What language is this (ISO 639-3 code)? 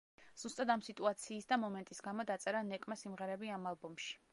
kat